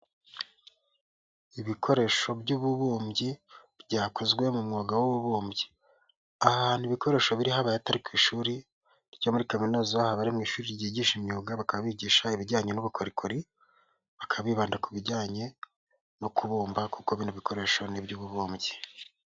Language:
Kinyarwanda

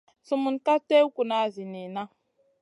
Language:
Masana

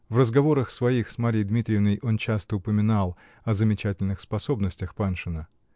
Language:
Russian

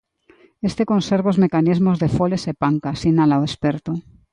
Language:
Galician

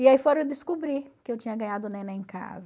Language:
Portuguese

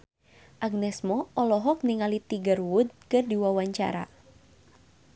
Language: Sundanese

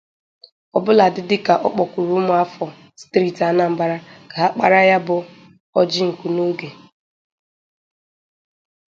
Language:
Igbo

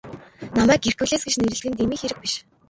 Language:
Mongolian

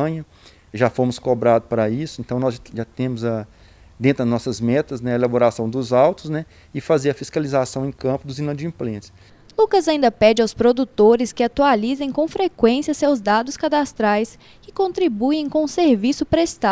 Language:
Portuguese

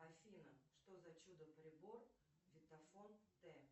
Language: Russian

